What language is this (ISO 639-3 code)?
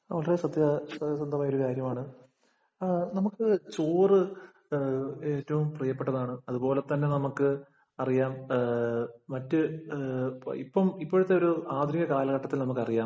mal